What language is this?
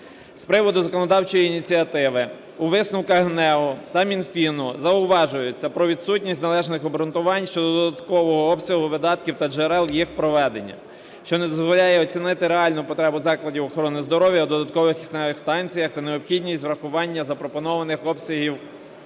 Ukrainian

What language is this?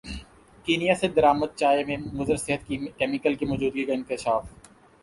Urdu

